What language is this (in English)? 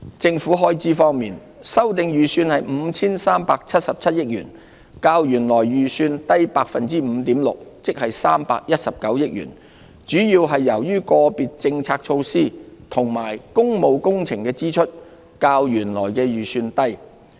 Cantonese